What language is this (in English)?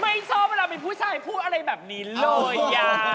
Thai